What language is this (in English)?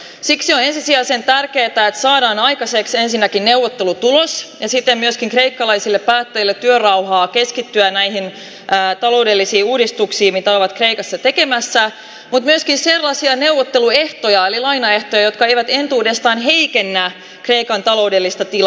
Finnish